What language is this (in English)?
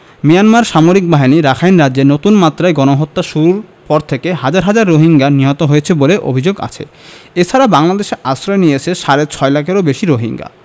Bangla